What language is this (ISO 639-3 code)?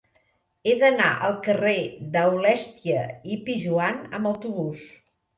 cat